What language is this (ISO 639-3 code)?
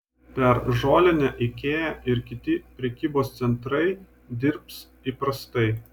lit